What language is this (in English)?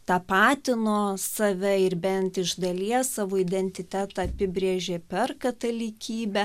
Lithuanian